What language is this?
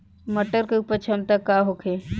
Bhojpuri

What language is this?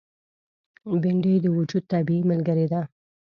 Pashto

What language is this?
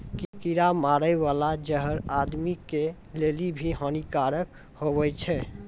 Maithili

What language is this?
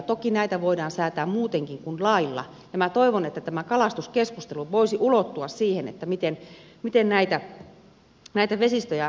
Finnish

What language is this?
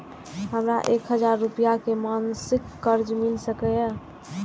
Maithili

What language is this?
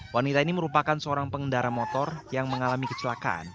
Indonesian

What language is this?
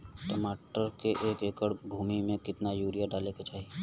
Bhojpuri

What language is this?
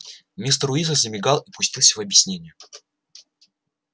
Russian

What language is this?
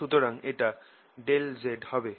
Bangla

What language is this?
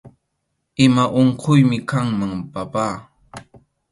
Arequipa-La Unión Quechua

